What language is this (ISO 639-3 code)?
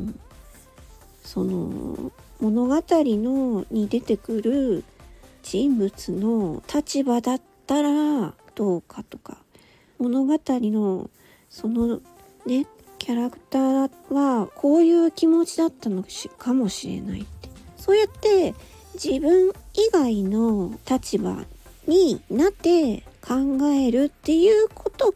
jpn